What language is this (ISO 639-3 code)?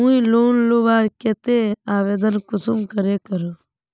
mag